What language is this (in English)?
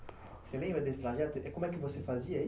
Portuguese